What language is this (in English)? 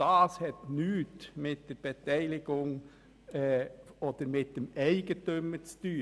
Swiss German